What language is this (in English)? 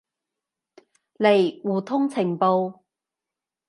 Cantonese